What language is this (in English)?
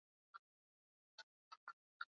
Swahili